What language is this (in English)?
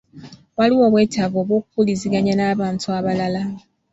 Ganda